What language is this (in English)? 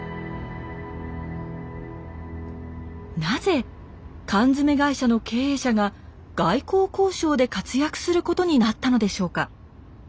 Japanese